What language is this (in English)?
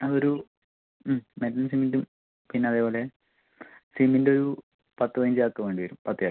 Malayalam